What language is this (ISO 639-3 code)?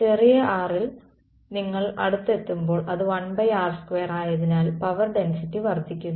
mal